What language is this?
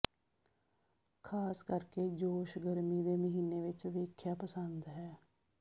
Punjabi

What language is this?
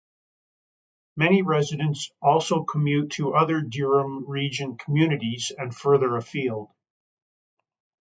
English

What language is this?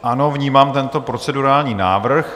Czech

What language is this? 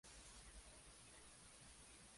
Spanish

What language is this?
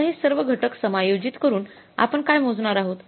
Marathi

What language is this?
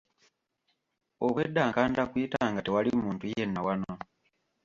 Ganda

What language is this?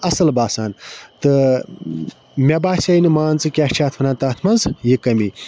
Kashmiri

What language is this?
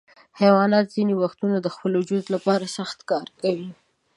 Pashto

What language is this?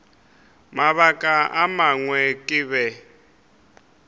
Northern Sotho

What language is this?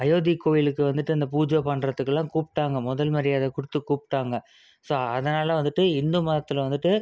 Tamil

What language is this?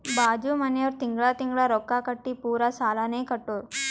Kannada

